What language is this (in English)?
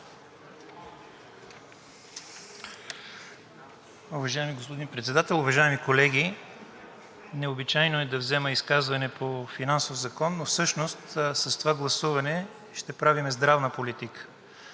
Bulgarian